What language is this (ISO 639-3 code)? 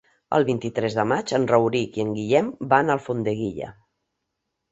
cat